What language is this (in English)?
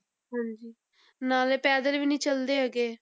Punjabi